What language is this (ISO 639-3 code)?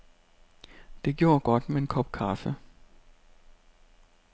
dan